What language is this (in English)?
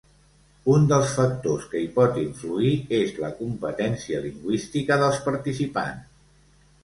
Catalan